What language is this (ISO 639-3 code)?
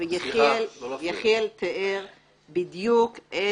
heb